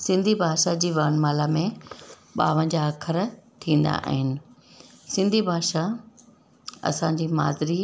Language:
Sindhi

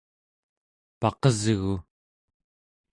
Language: Central Yupik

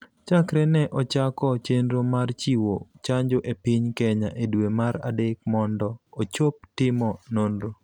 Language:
Luo (Kenya and Tanzania)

